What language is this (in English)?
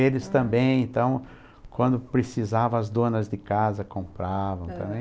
Portuguese